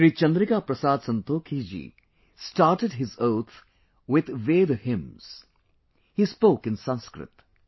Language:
English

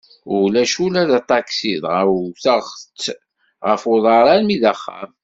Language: Kabyle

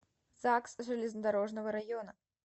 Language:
Russian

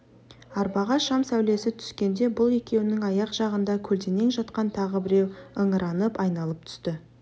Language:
Kazakh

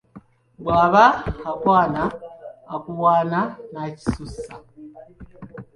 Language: Ganda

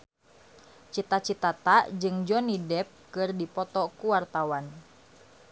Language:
Sundanese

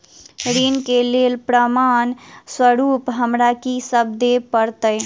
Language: Maithili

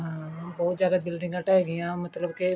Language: Punjabi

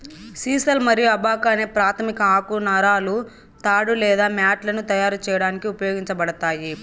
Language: Telugu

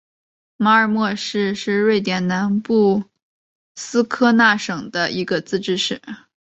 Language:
Chinese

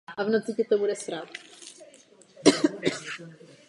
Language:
Czech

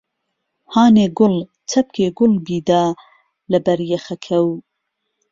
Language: Central Kurdish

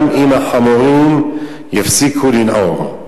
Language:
Hebrew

